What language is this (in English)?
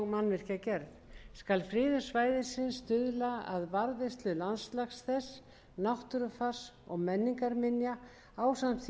Icelandic